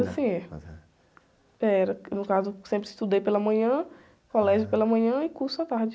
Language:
Portuguese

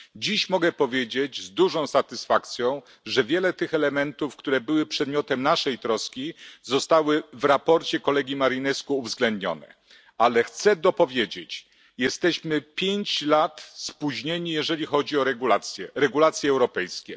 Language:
Polish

